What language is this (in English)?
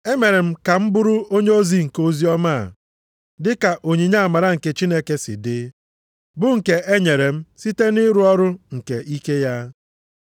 Igbo